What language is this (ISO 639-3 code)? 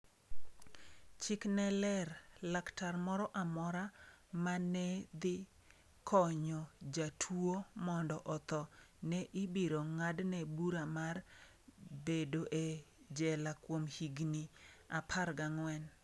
luo